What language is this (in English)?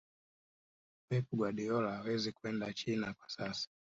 Swahili